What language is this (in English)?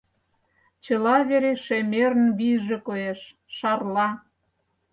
Mari